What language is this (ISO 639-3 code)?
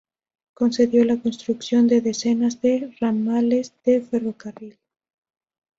spa